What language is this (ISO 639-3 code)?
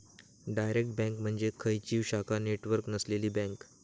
mar